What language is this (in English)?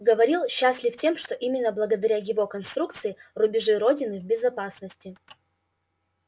Russian